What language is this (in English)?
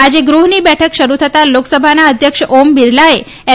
Gujarati